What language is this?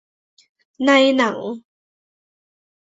Thai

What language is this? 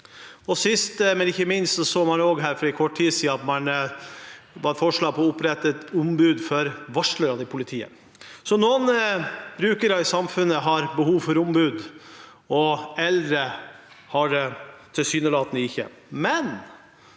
Norwegian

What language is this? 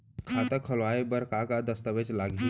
Chhattisgarhi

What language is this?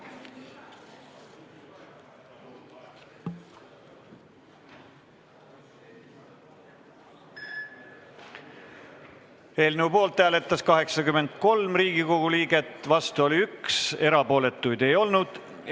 Estonian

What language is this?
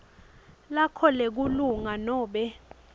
Swati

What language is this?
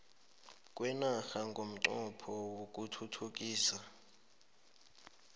South Ndebele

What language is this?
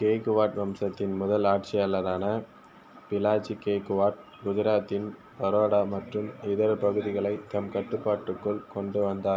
Tamil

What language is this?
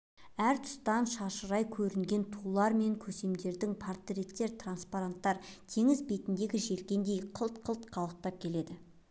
Kazakh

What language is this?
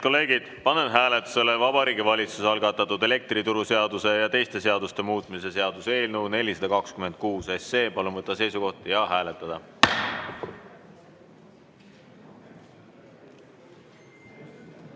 Estonian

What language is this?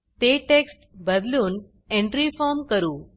Marathi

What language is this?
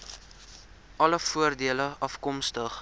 Afrikaans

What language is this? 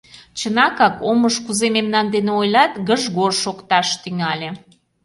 Mari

